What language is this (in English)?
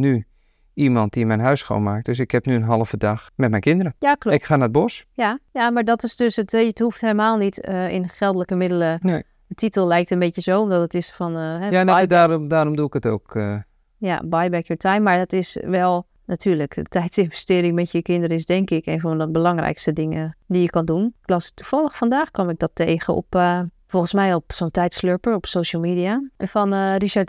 Dutch